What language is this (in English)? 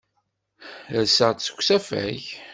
Kabyle